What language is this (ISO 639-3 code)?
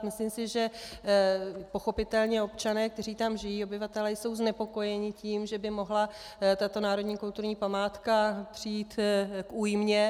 ces